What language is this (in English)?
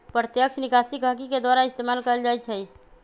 Magahi